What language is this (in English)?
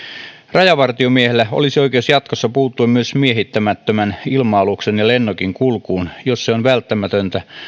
Finnish